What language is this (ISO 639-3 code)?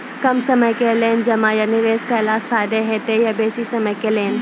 mai